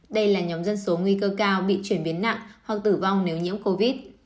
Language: Vietnamese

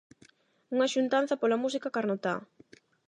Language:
Galician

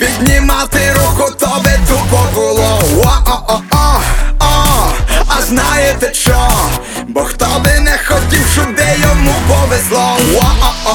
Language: Ukrainian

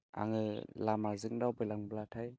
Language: Bodo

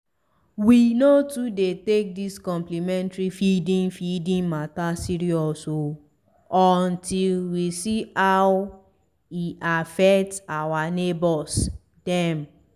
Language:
Nigerian Pidgin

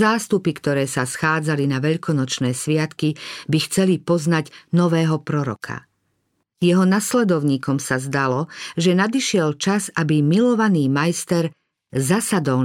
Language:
Slovak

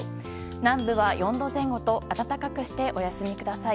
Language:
Japanese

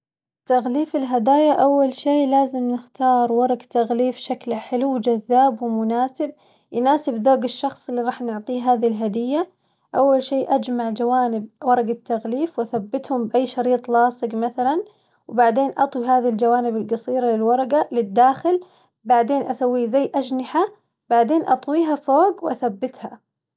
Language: Najdi Arabic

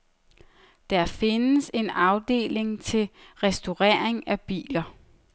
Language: Danish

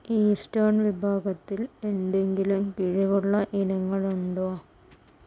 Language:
Malayalam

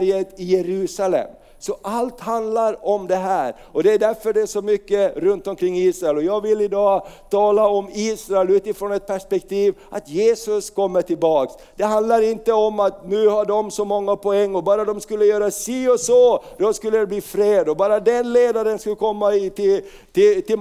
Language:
Swedish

